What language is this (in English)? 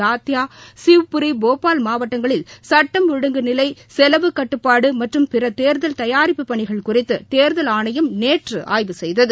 Tamil